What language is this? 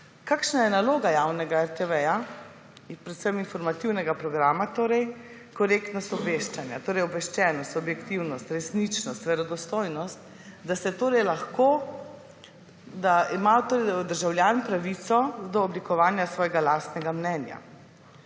Slovenian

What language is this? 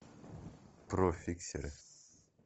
Russian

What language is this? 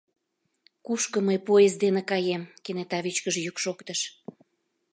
Mari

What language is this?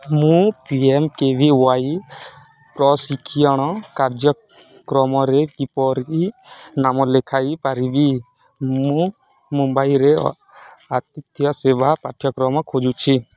Odia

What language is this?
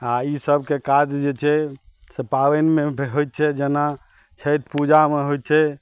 Maithili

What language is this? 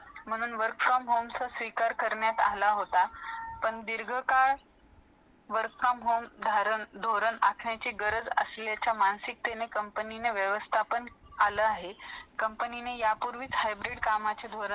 Marathi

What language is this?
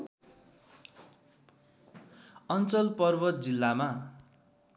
Nepali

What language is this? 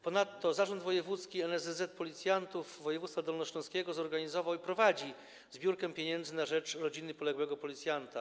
Polish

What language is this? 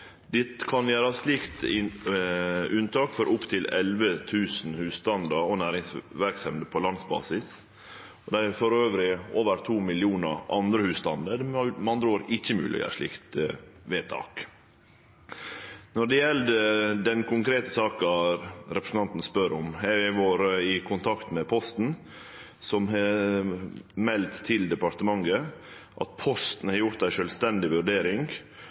Norwegian Nynorsk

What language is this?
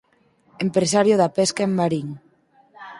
Galician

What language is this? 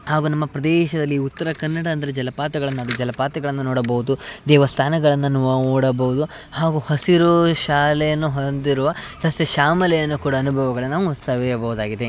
Kannada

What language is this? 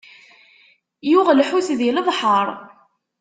Kabyle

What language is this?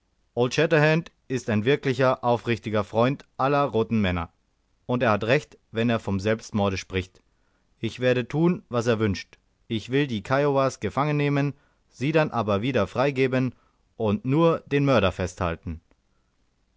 German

